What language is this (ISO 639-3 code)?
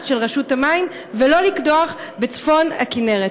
heb